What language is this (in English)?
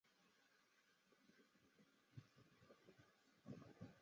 Chinese